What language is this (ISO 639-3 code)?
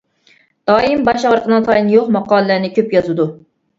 uig